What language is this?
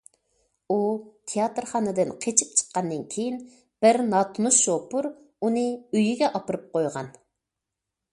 Uyghur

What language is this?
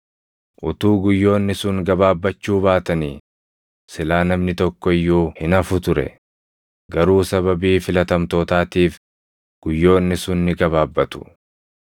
Oromo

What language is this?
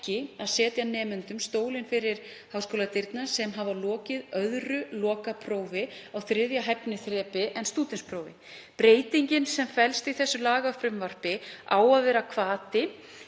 Icelandic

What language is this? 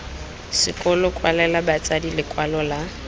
Tswana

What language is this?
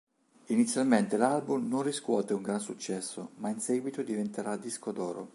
Italian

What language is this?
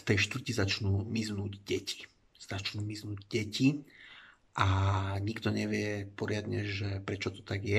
Slovak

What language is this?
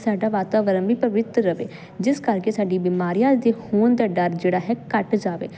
Punjabi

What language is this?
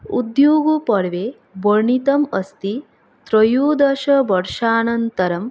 Sanskrit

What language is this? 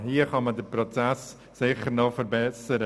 Swiss German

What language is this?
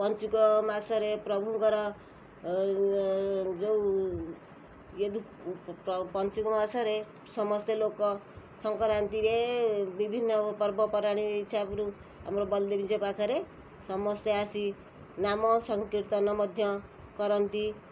Odia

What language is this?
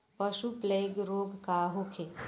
Bhojpuri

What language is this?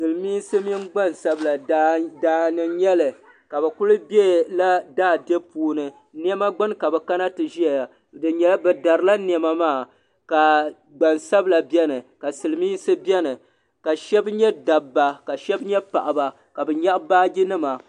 Dagbani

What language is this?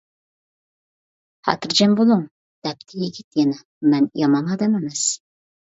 Uyghur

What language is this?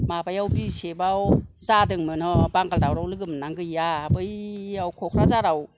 Bodo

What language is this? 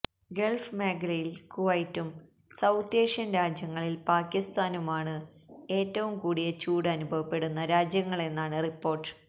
Malayalam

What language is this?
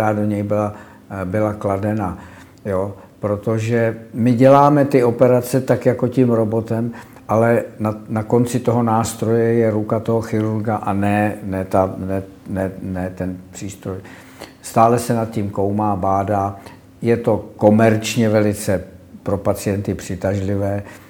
Czech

